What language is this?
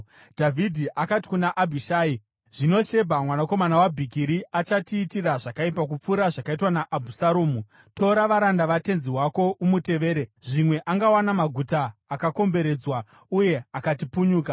Shona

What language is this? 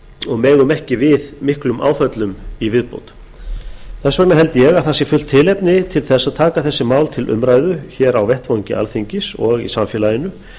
Icelandic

